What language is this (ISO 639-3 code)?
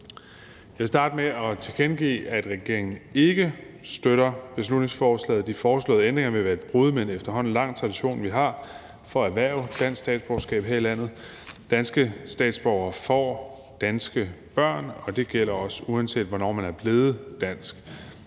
dan